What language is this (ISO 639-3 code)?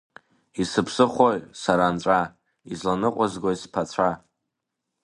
abk